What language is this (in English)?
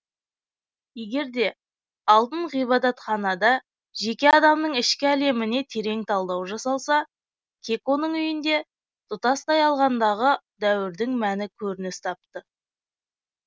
Kazakh